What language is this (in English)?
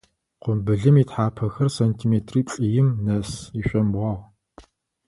Adyghe